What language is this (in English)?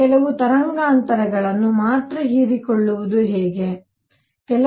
Kannada